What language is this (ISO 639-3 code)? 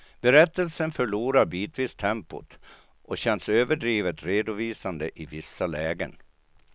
swe